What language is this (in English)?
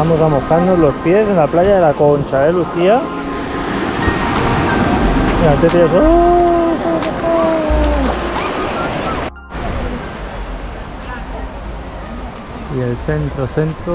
Spanish